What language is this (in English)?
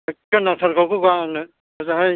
Bodo